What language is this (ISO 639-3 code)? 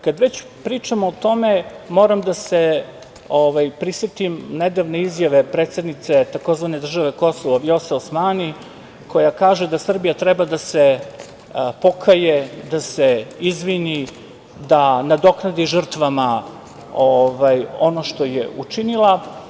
srp